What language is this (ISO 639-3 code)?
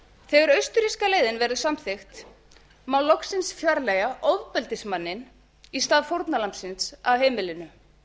isl